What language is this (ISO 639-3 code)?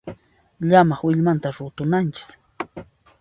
qxp